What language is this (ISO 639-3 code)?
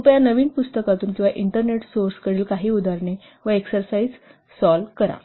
mar